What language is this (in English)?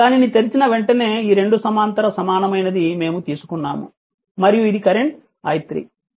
Telugu